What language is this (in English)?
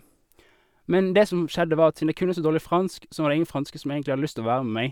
Norwegian